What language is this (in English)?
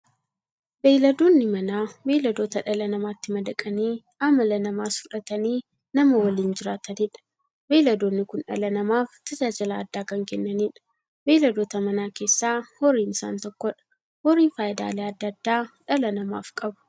Oromo